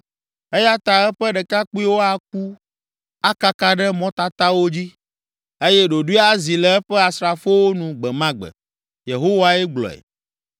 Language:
Ewe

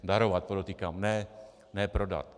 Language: Czech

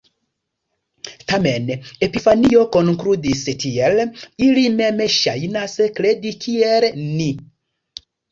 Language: Esperanto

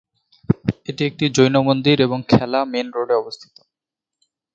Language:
Bangla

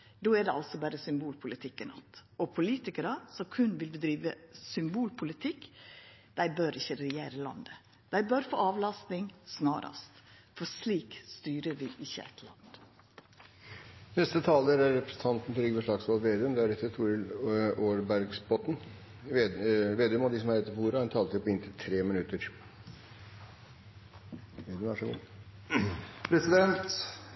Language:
Norwegian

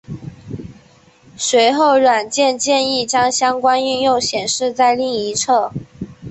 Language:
Chinese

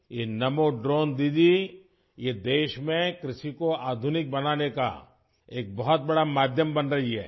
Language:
Urdu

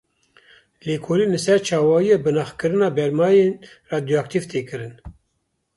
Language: Kurdish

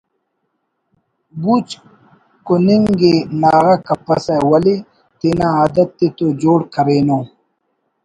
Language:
Brahui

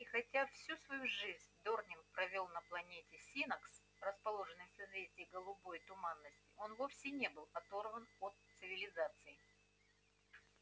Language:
Russian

